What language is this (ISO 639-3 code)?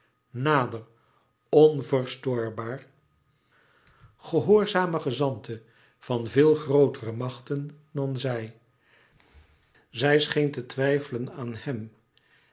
nld